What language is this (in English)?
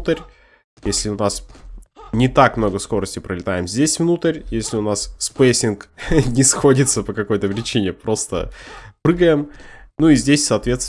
Russian